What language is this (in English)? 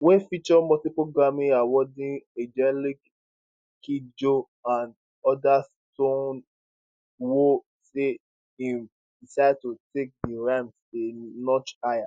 Nigerian Pidgin